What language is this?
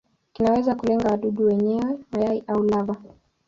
Swahili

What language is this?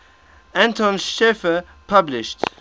English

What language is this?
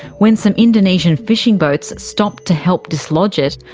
English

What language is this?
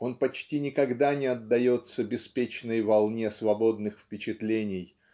Russian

